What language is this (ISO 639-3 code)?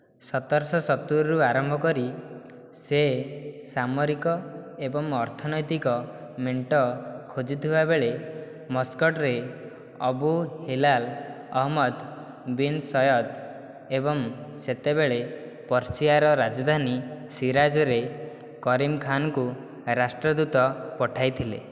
ori